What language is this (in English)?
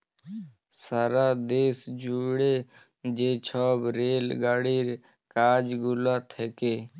Bangla